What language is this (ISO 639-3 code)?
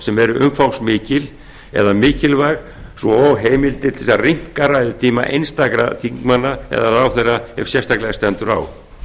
isl